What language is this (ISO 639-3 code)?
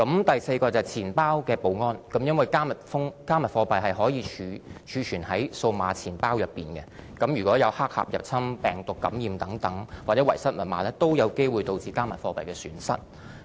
yue